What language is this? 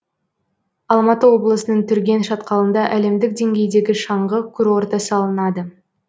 Kazakh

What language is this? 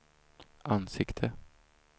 Swedish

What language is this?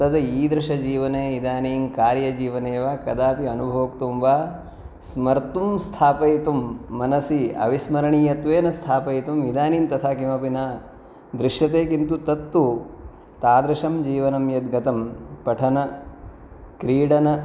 Sanskrit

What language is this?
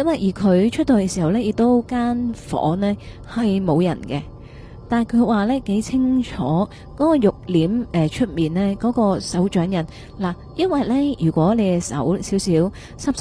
Chinese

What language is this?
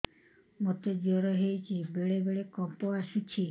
Odia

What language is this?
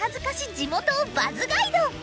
Japanese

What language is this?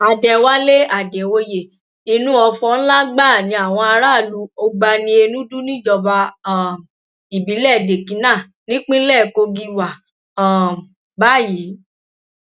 Yoruba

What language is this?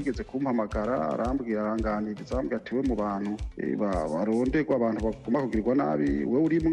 Swahili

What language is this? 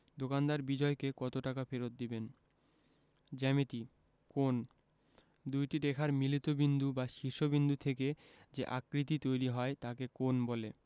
Bangla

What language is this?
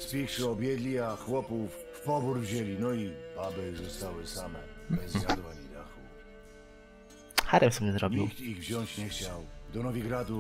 Polish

